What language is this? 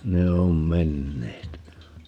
Finnish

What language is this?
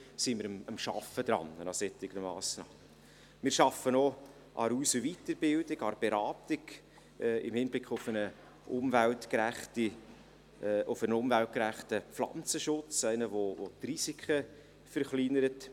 Swiss German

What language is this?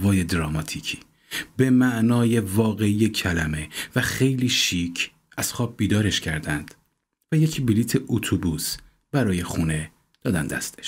Persian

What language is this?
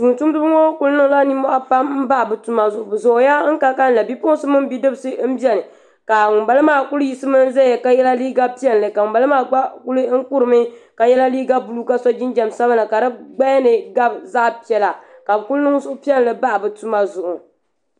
Dagbani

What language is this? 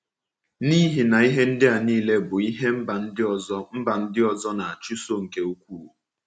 Igbo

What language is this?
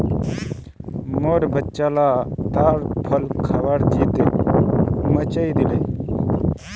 Magahi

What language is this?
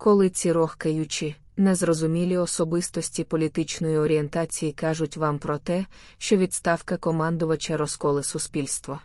Ukrainian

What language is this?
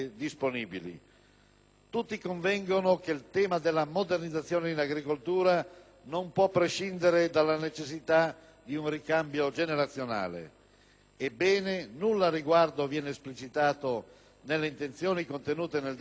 Italian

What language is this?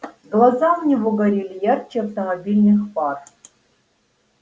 Russian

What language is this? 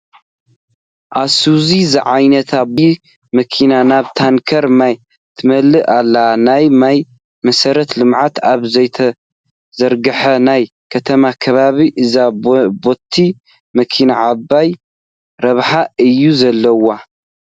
Tigrinya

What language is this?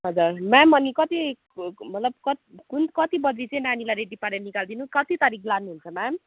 Nepali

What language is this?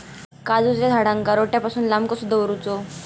Marathi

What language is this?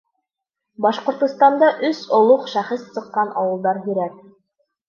Bashkir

